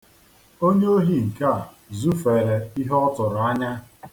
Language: Igbo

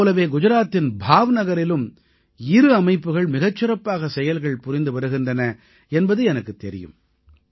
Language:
Tamil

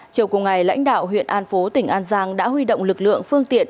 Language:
Vietnamese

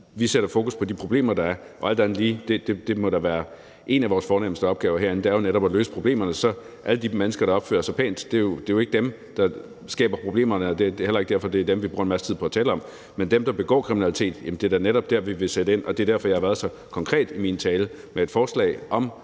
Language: Danish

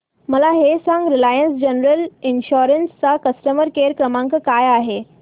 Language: Marathi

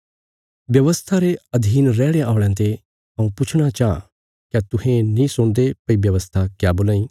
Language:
Bilaspuri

